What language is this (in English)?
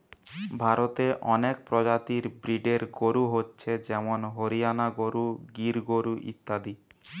Bangla